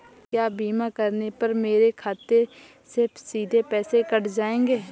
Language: Hindi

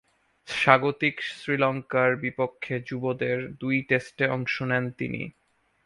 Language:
Bangla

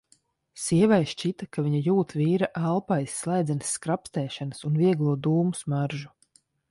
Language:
Latvian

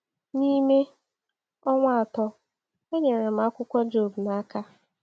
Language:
Igbo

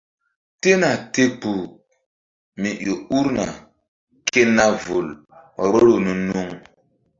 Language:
Mbum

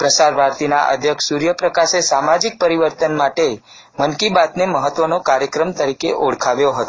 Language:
Gujarati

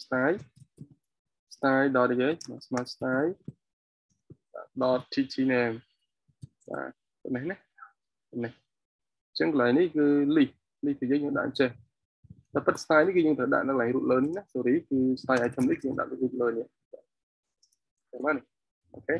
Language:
Vietnamese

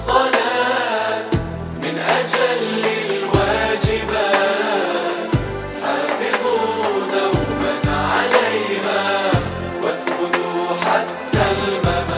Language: Arabic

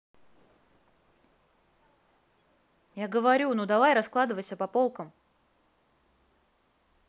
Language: Russian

